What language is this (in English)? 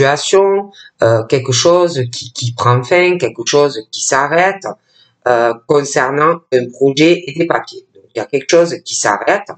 French